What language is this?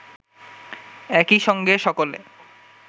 Bangla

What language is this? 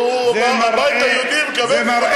Hebrew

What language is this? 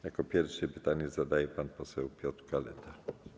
Polish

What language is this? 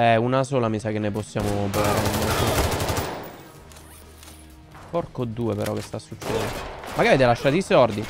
Italian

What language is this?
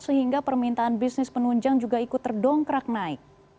Indonesian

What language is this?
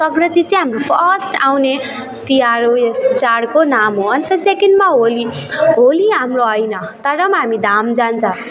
Nepali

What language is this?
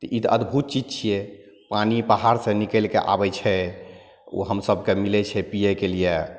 Maithili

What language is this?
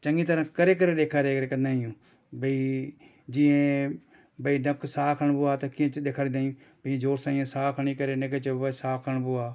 Sindhi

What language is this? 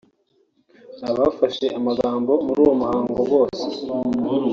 Kinyarwanda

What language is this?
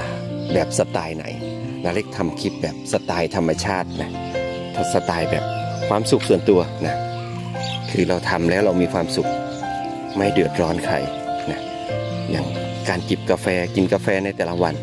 Thai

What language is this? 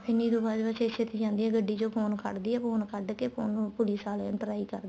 Punjabi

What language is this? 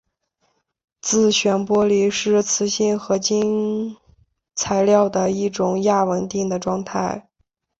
Chinese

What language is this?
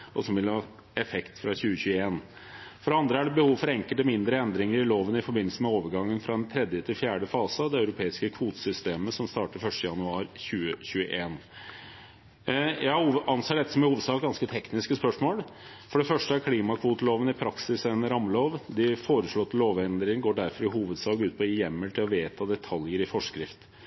Norwegian Bokmål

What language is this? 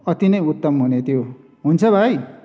Nepali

